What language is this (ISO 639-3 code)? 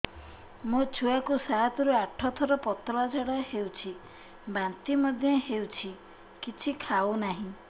ori